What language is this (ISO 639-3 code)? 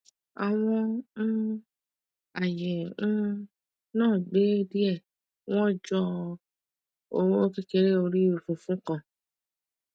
yor